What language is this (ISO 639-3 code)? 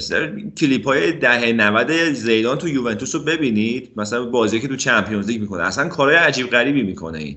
fas